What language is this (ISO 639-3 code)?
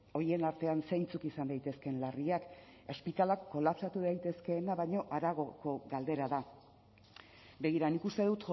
eus